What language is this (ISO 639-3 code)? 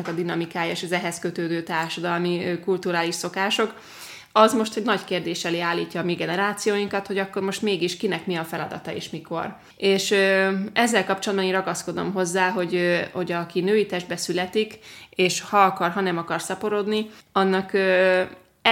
hun